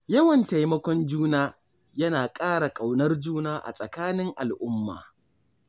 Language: Hausa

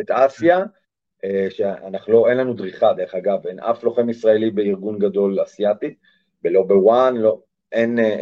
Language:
Hebrew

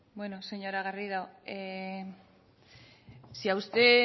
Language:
Spanish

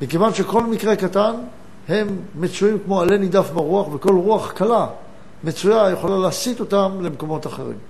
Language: Hebrew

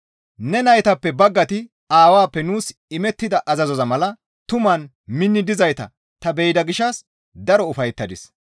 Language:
Gamo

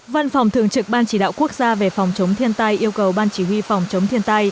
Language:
Vietnamese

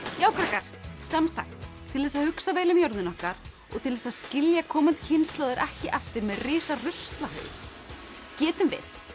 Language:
Icelandic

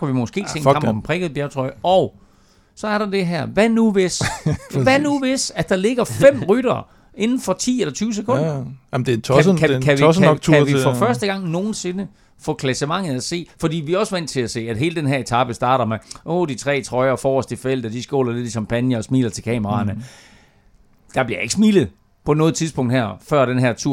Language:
Danish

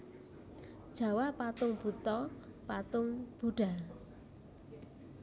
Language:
Javanese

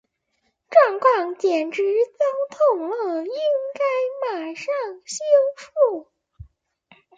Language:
Chinese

